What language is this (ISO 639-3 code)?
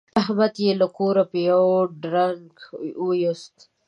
pus